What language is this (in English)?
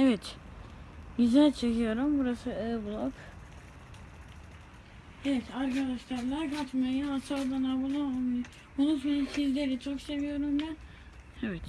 Turkish